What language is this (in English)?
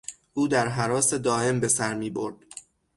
Persian